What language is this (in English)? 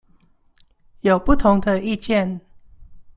Chinese